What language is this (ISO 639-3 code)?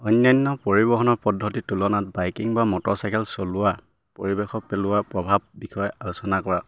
asm